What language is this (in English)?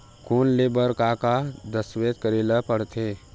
Chhattisgarhi